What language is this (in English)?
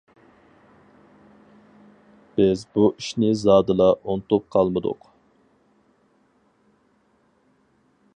Uyghur